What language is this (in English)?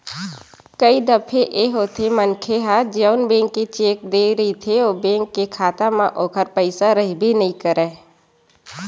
Chhattisgarhi